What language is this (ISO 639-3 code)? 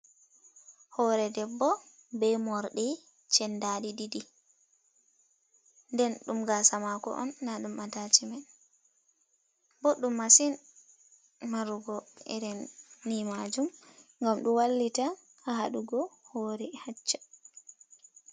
ful